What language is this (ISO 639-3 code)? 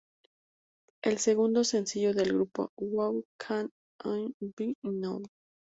spa